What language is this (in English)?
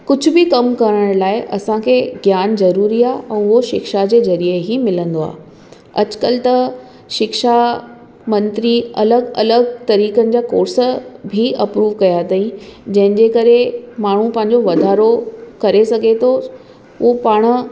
Sindhi